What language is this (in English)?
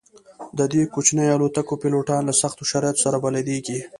Pashto